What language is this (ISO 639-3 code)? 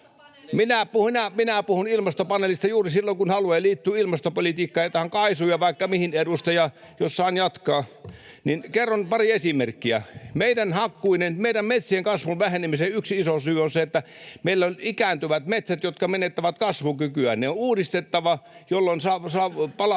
fin